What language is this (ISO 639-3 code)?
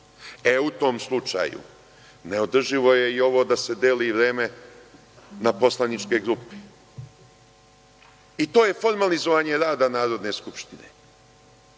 srp